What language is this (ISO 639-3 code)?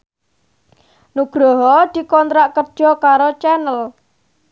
jav